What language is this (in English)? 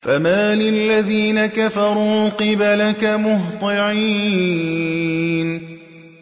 Arabic